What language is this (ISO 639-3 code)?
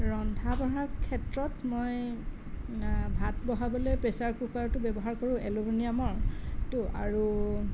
asm